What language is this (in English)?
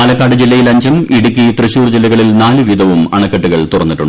Malayalam